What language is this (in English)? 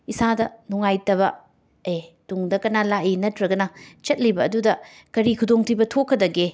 Manipuri